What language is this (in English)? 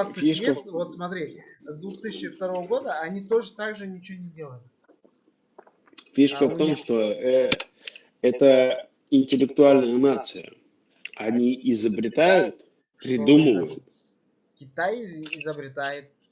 Russian